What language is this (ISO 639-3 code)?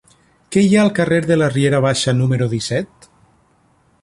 cat